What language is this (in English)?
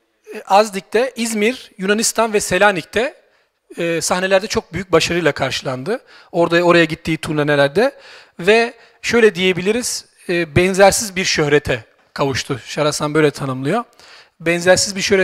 Turkish